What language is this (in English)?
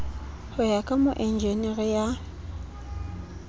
Southern Sotho